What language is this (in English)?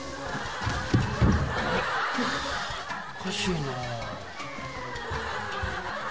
Japanese